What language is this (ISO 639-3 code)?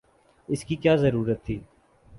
urd